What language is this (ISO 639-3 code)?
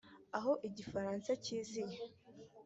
kin